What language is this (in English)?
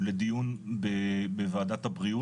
Hebrew